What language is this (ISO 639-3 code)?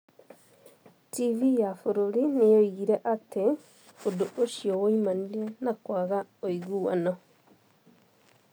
kik